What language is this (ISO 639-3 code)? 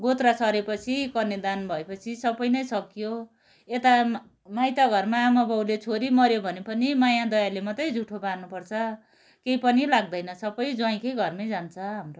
nep